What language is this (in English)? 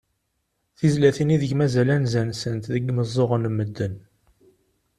Kabyle